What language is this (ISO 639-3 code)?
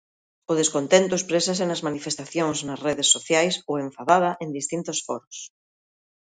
glg